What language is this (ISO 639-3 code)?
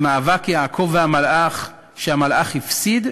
heb